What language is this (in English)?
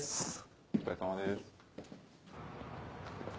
Japanese